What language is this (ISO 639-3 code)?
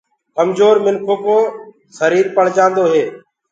ggg